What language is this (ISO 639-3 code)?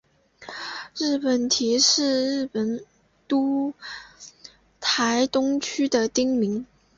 zho